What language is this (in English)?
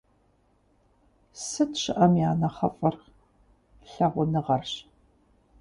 Kabardian